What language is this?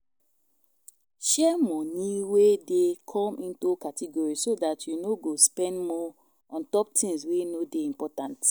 Nigerian Pidgin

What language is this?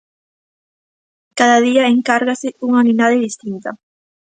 Galician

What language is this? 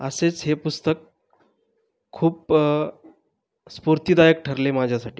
Marathi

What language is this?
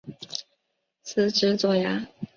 Chinese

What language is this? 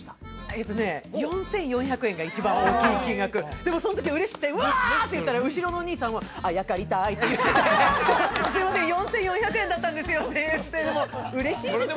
Japanese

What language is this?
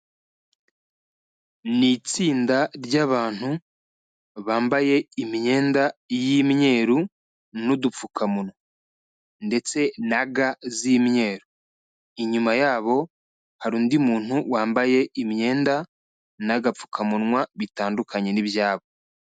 Kinyarwanda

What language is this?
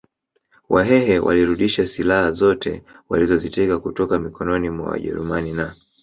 Swahili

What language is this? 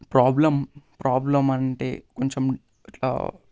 Telugu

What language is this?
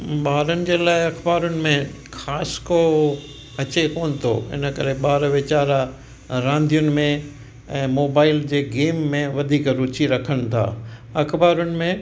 Sindhi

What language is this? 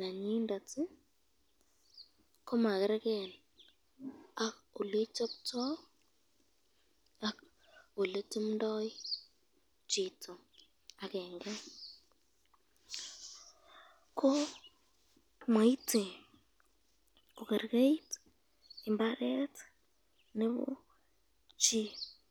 Kalenjin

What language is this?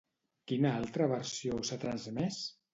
Catalan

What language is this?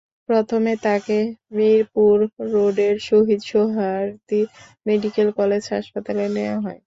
Bangla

